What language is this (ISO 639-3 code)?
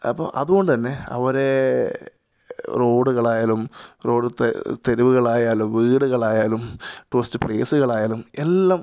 mal